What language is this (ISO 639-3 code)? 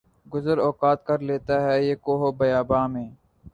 urd